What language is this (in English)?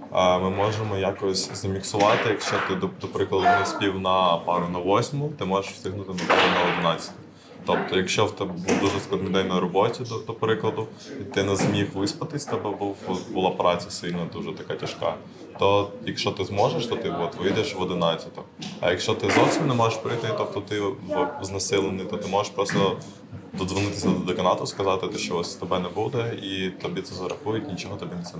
Ukrainian